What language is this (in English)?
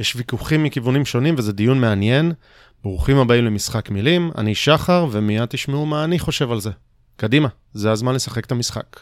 Hebrew